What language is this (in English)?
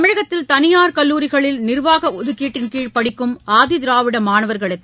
Tamil